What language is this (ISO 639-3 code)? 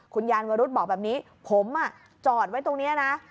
tha